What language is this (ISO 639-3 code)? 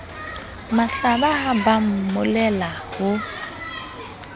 sot